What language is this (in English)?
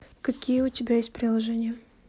Russian